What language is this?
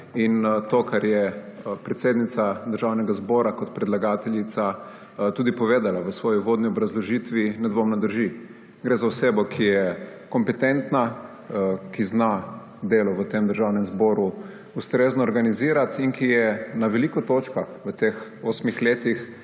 Slovenian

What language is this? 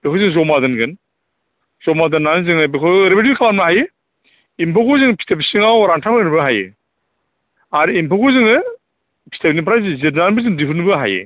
Bodo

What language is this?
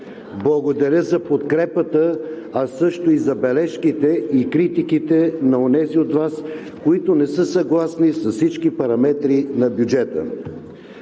Bulgarian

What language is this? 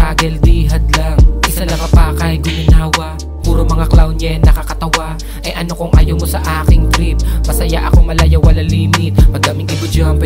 Filipino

